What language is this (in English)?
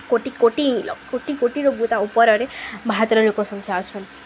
Odia